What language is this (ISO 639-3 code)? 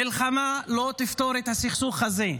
heb